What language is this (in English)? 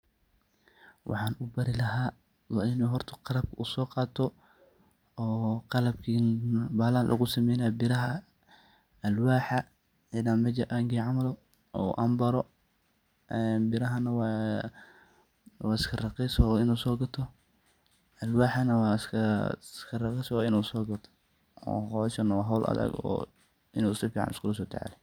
Somali